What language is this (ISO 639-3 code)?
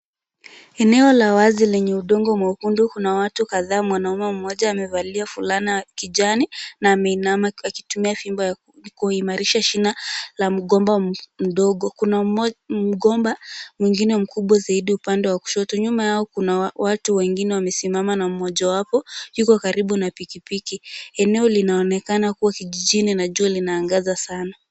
swa